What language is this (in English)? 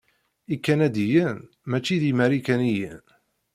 Kabyle